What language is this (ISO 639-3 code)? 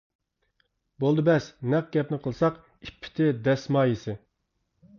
uig